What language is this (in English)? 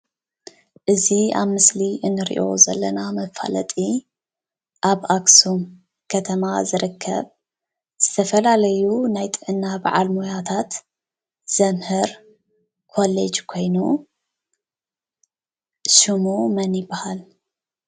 Tigrinya